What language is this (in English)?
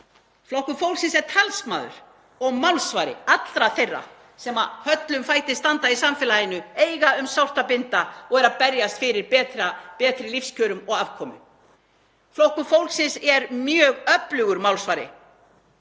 Icelandic